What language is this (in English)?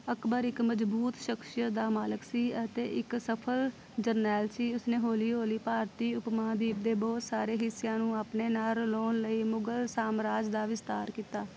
Punjabi